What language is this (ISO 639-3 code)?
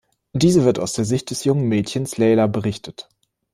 deu